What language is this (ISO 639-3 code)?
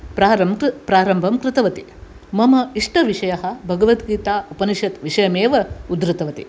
san